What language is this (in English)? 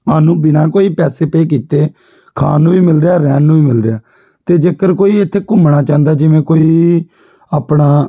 Punjabi